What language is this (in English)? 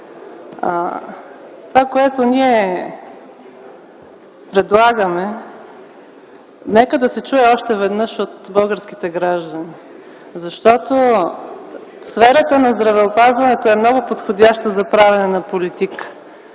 Bulgarian